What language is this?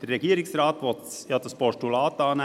Swiss German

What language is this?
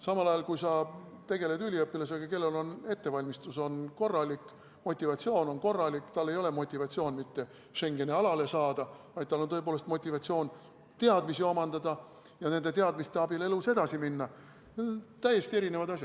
Estonian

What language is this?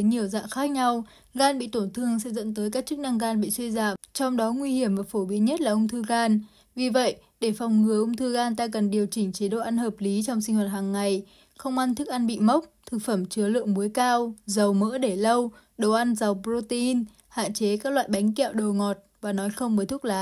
Vietnamese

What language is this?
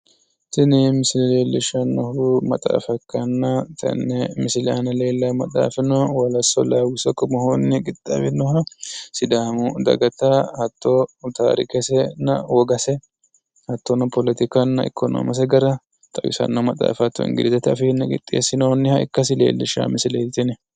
Sidamo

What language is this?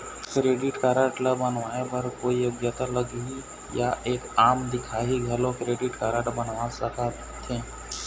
Chhattisgarhi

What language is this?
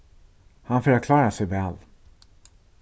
Faroese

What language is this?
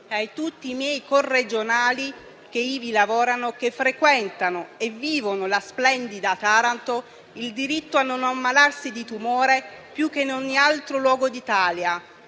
Italian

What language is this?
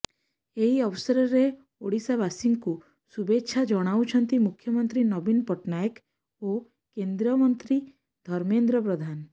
Odia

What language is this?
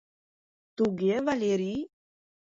Mari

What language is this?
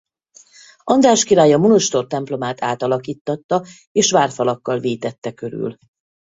Hungarian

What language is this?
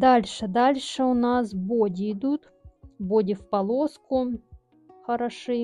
Russian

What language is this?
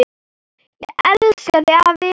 Icelandic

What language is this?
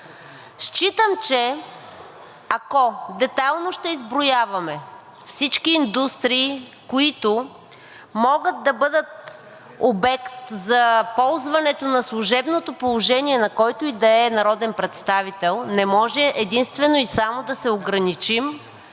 Bulgarian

